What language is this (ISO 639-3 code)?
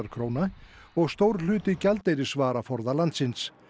isl